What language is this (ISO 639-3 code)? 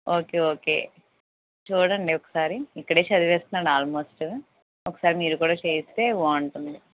tel